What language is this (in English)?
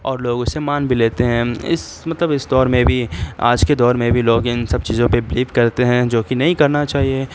Urdu